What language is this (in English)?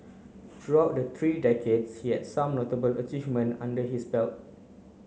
English